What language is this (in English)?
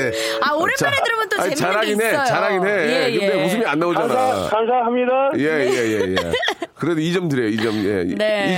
Korean